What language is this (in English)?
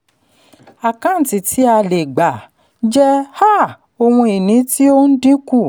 Yoruba